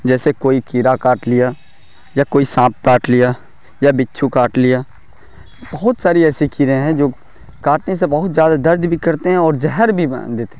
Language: Urdu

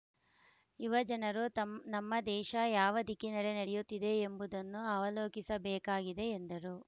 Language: Kannada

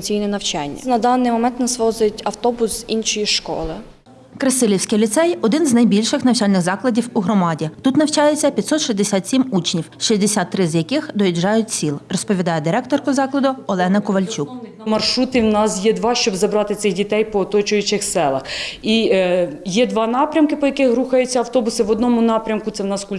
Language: Ukrainian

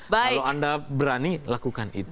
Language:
Indonesian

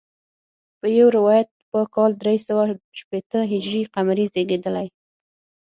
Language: Pashto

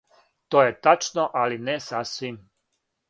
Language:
Serbian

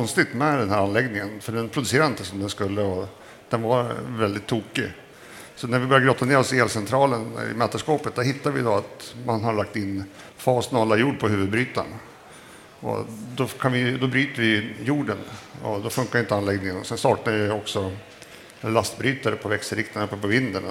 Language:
Swedish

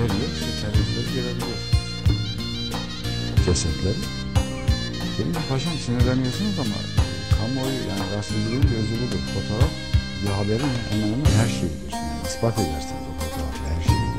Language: Turkish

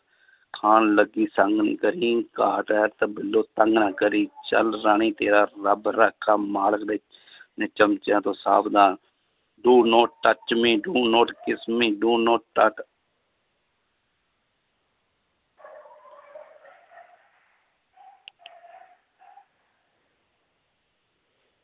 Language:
Punjabi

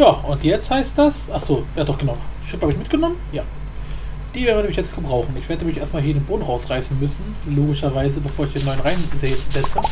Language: German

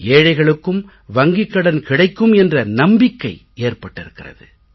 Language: Tamil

